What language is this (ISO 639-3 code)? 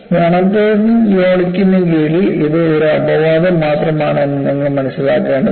mal